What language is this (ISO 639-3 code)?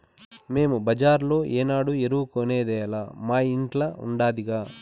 tel